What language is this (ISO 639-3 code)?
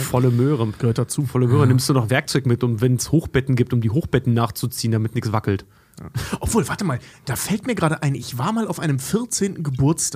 deu